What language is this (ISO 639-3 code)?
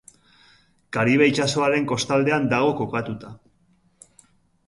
eus